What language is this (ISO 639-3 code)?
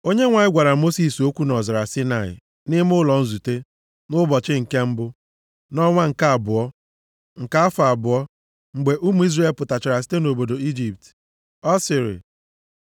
ibo